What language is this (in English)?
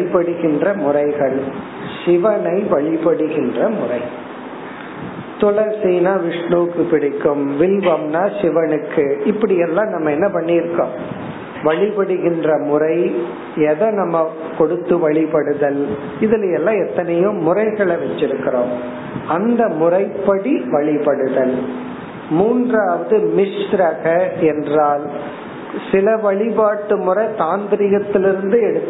Tamil